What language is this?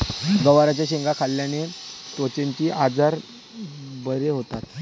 Marathi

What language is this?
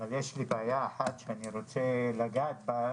Hebrew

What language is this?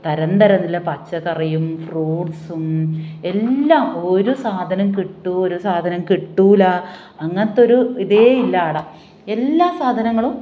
Malayalam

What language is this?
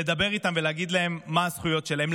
Hebrew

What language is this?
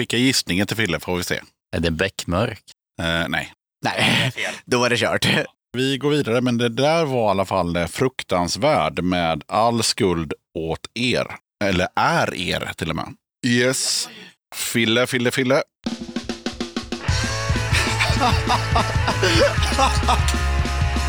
Swedish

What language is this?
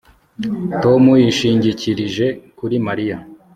Kinyarwanda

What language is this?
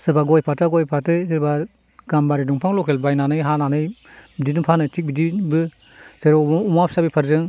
Bodo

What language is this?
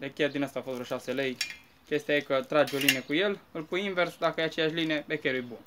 Romanian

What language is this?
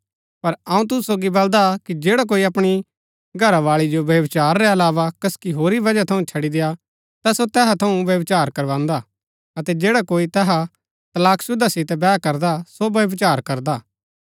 Gaddi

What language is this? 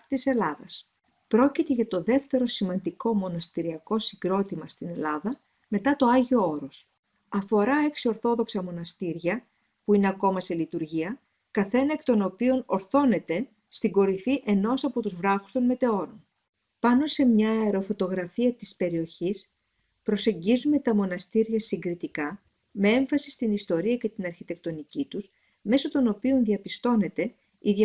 Greek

